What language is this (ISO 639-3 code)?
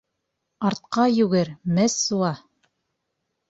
bak